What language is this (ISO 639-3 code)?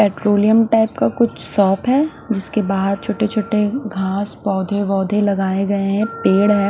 hin